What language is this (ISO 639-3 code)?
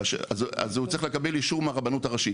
heb